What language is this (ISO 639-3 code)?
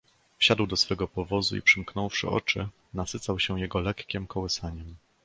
pol